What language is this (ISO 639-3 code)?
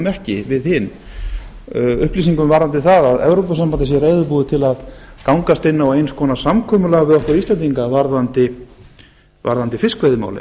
isl